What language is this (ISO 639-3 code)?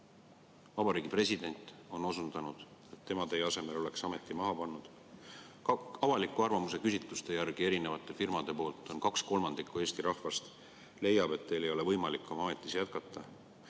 est